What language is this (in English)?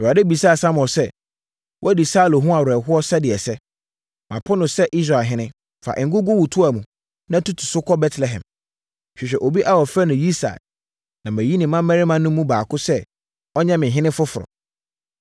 Akan